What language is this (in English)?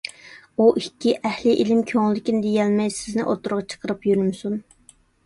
Uyghur